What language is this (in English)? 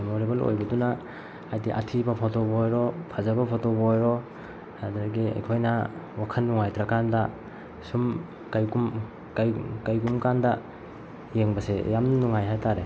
Manipuri